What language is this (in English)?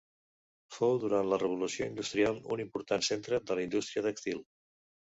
Catalan